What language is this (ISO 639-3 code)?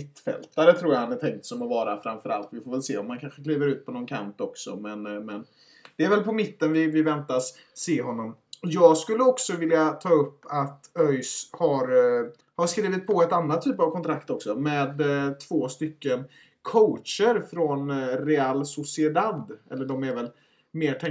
swe